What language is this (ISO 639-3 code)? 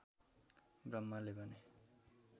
nep